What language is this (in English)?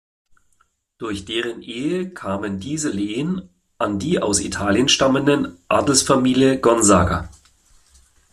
German